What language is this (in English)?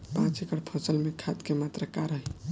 Bhojpuri